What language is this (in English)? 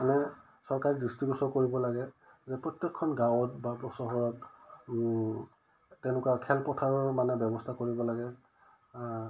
Assamese